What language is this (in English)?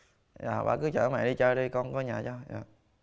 Vietnamese